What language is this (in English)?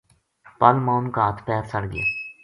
Gujari